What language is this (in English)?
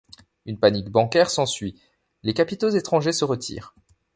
French